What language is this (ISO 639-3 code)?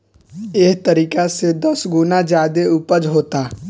bho